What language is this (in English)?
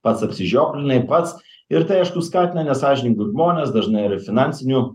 Lithuanian